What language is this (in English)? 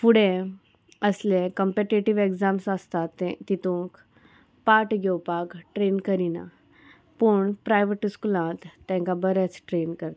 Konkani